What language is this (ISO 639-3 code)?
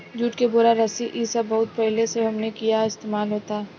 bho